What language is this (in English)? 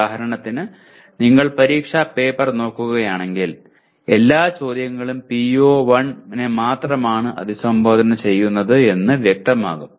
Malayalam